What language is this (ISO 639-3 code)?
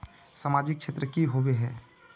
mag